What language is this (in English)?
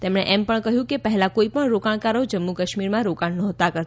Gujarati